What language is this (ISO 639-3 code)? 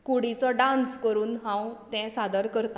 kok